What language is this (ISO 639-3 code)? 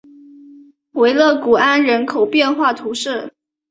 zho